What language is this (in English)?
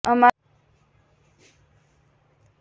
Gujarati